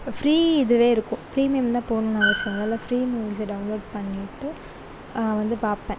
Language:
Tamil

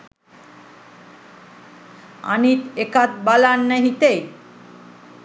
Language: Sinhala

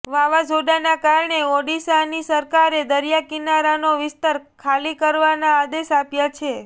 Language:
Gujarati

